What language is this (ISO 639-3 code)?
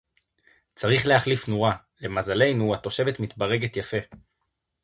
heb